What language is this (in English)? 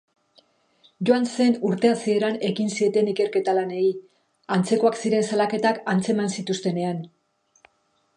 Basque